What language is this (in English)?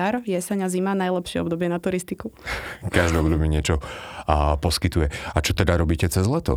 Slovak